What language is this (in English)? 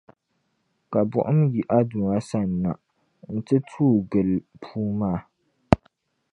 Dagbani